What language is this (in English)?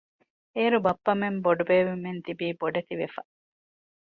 Divehi